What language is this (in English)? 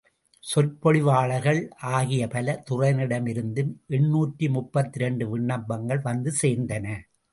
Tamil